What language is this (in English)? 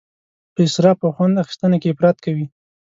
Pashto